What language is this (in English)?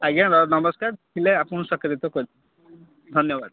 Odia